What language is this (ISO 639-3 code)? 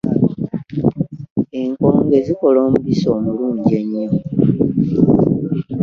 lug